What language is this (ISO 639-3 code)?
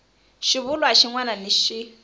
tso